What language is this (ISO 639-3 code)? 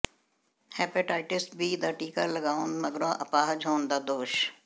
pan